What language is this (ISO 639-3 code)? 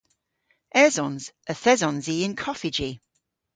cor